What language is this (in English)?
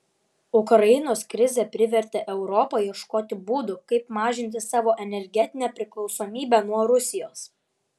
Lithuanian